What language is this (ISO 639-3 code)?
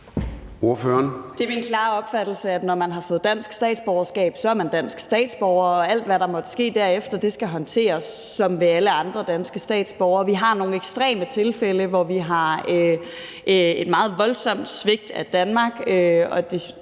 dan